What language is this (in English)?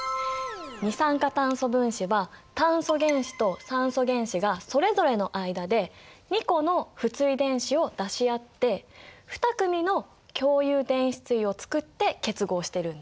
Japanese